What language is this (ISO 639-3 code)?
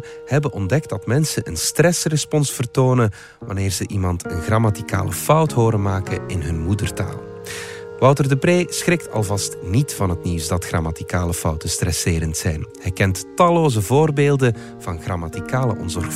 nld